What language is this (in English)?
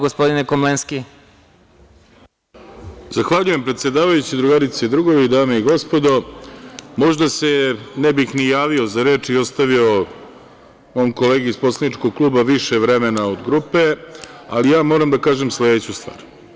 Serbian